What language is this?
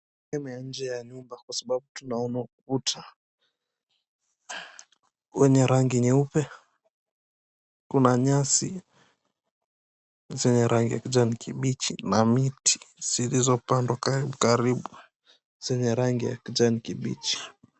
Swahili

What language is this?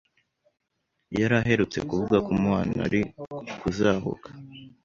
Kinyarwanda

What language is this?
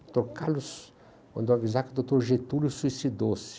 Portuguese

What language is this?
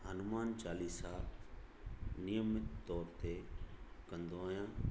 Sindhi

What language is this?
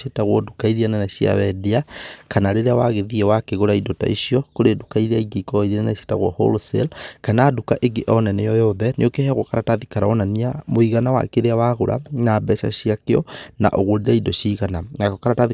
Kikuyu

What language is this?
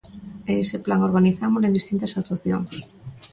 Galician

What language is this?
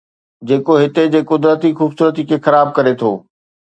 Sindhi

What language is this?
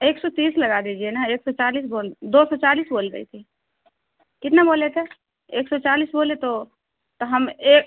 Urdu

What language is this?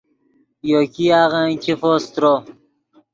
Yidgha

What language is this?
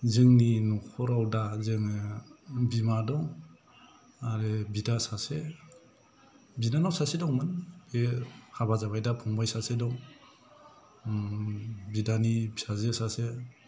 Bodo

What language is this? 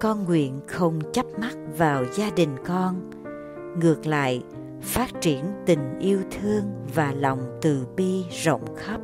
Vietnamese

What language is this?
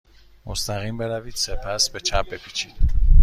Persian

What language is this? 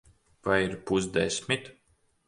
Latvian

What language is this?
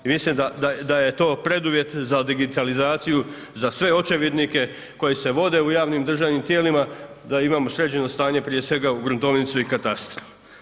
Croatian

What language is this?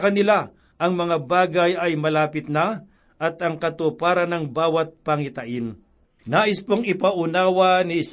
Filipino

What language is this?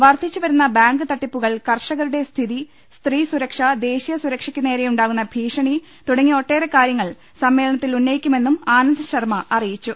Malayalam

